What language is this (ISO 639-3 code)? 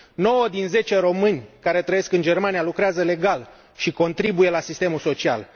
ron